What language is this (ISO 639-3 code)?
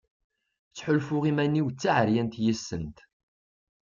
kab